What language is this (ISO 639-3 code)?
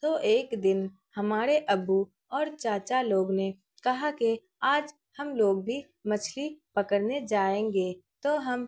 urd